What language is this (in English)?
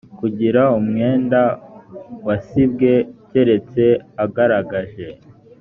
Kinyarwanda